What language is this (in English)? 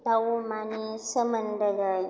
Bodo